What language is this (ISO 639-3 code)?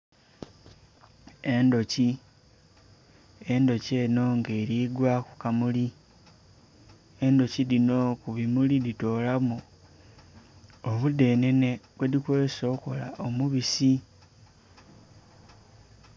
xog